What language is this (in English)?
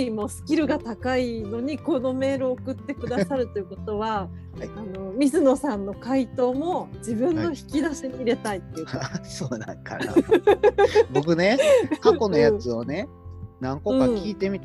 Japanese